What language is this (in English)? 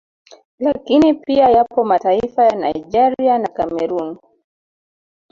Swahili